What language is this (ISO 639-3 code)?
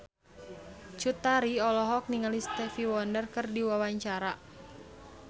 sun